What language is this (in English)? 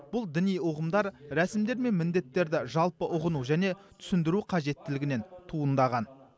Kazakh